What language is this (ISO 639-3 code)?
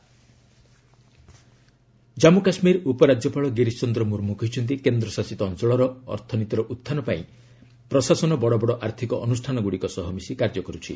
ori